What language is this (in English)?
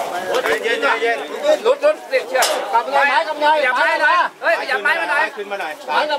Thai